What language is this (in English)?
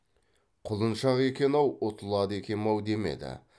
Kazakh